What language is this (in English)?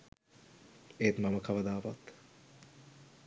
Sinhala